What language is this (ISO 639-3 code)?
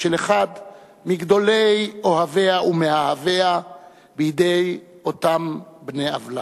heb